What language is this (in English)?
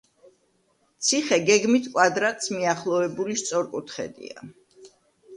Georgian